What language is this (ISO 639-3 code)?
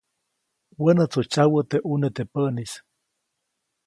zoc